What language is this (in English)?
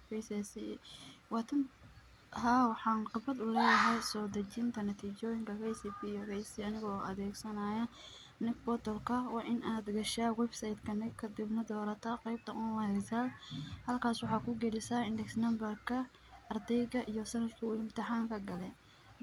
Somali